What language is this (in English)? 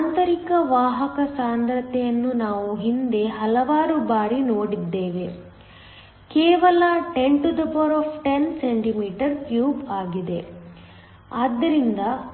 Kannada